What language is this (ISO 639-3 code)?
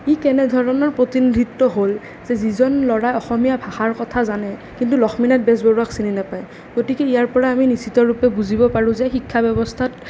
asm